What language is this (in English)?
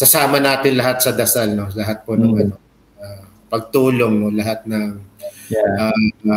Filipino